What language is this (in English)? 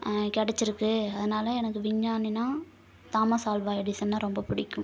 Tamil